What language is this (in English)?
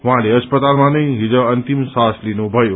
Nepali